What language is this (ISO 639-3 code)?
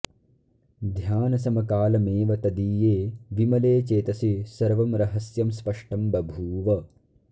san